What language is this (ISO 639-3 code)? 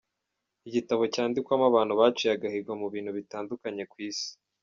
kin